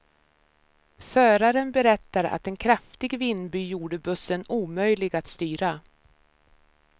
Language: Swedish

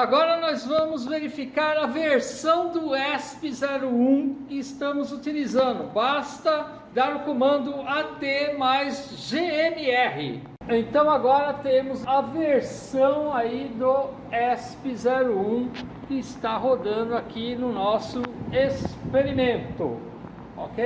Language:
Portuguese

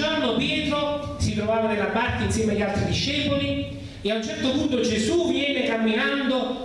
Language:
Italian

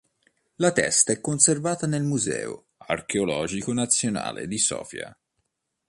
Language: Italian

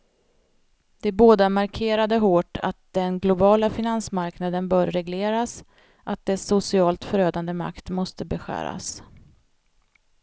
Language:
Swedish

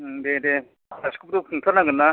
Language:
Bodo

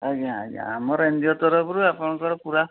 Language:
Odia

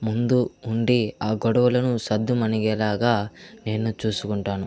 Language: Telugu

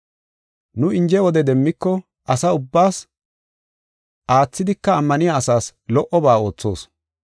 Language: Gofa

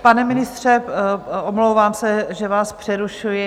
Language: Czech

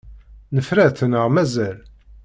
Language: Kabyle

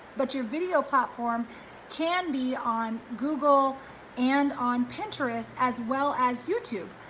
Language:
English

